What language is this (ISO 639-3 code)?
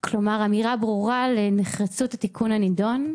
heb